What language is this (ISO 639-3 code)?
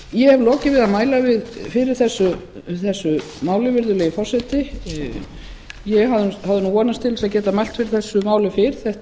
isl